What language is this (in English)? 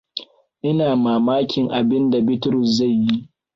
Hausa